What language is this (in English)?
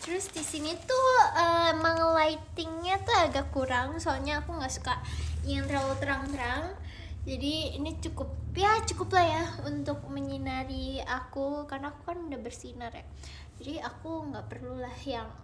Indonesian